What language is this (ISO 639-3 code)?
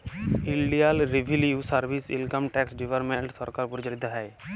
ben